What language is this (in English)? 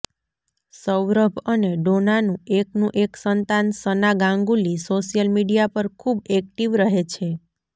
Gujarati